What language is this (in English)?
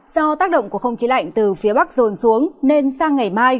Vietnamese